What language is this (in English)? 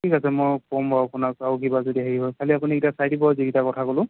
Assamese